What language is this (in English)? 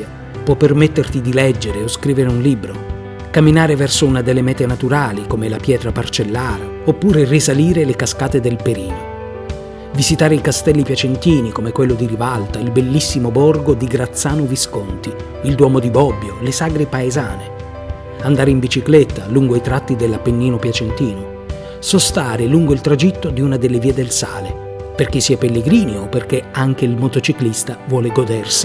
Italian